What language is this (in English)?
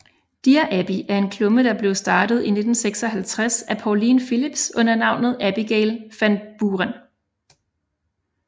Danish